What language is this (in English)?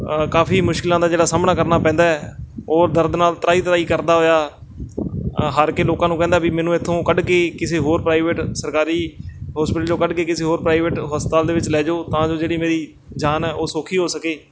Punjabi